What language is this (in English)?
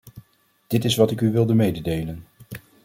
Dutch